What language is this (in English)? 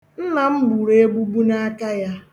Igbo